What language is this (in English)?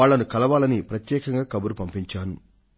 Telugu